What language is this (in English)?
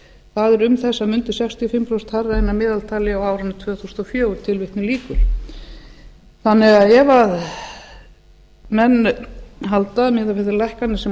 Icelandic